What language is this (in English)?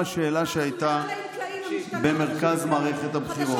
Hebrew